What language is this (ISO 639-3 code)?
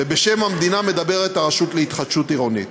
heb